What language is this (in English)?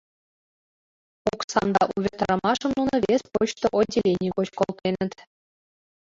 Mari